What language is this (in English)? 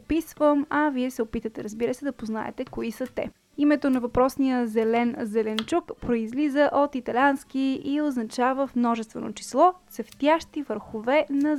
Bulgarian